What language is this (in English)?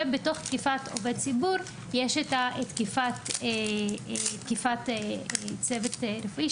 Hebrew